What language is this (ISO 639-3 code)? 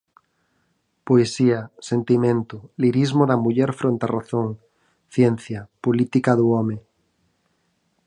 glg